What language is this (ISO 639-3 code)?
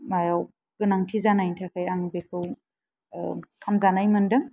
brx